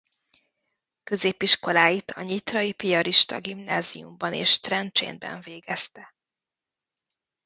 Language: Hungarian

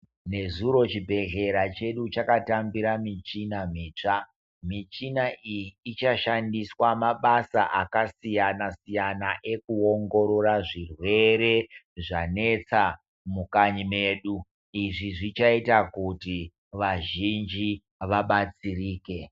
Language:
Ndau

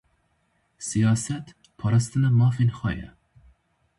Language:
Kurdish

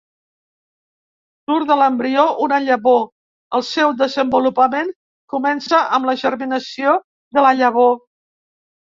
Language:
Catalan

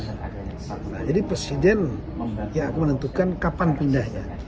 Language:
Indonesian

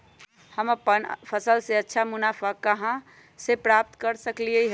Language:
Magahi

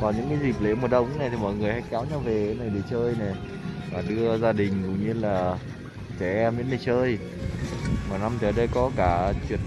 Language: Vietnamese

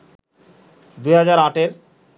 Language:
Bangla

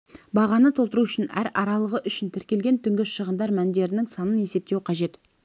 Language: Kazakh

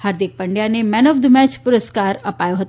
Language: Gujarati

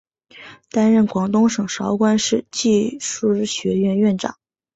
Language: Chinese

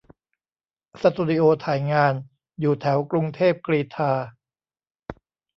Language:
Thai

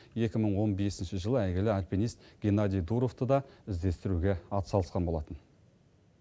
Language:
Kazakh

